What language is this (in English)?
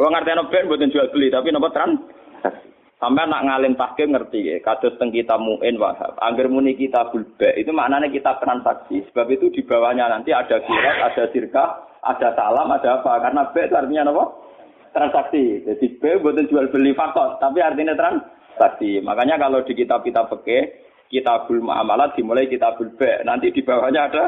Indonesian